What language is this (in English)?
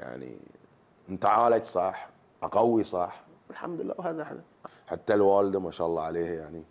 Arabic